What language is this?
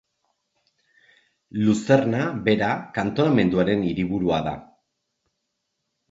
Basque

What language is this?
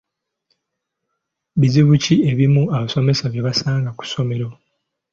Ganda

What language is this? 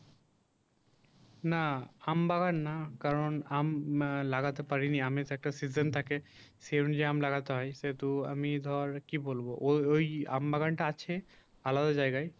Bangla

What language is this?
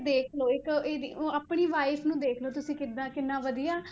Punjabi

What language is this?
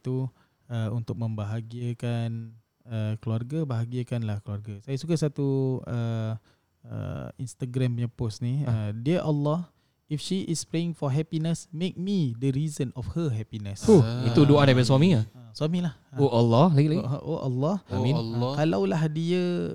Malay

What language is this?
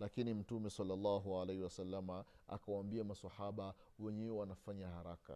Swahili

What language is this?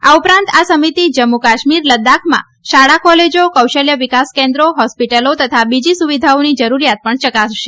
Gujarati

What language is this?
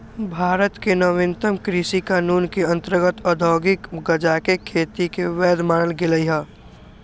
Magahi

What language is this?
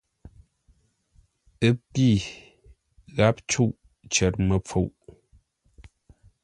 Ngombale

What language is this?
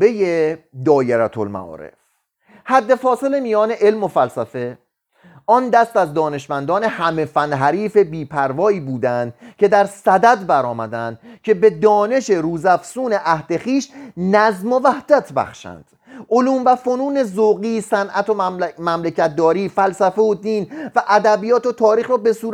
Persian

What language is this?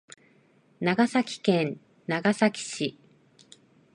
Japanese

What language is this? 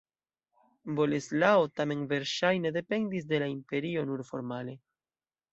Esperanto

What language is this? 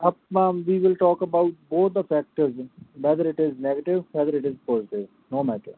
Punjabi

